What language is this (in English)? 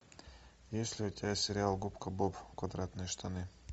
Russian